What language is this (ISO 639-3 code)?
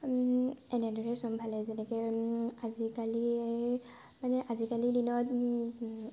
asm